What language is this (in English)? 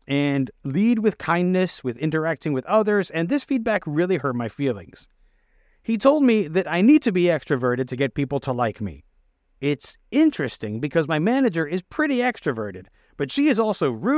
English